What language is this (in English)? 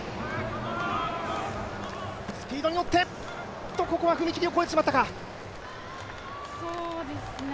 Japanese